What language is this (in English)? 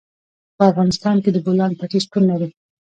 Pashto